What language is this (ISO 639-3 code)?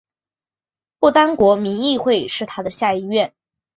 zho